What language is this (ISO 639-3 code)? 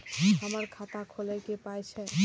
mai